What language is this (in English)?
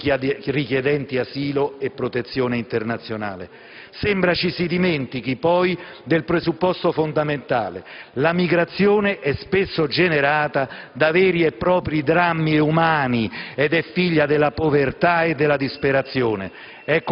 Italian